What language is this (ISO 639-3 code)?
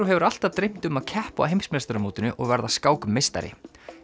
isl